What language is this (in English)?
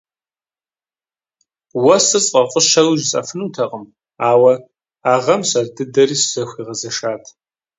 Kabardian